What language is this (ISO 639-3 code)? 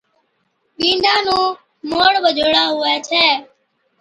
odk